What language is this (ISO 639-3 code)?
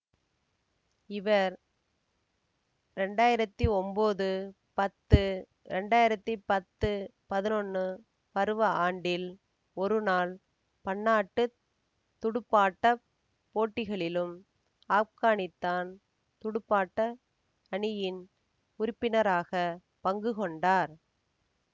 tam